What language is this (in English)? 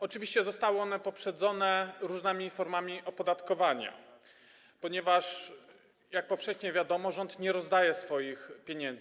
Polish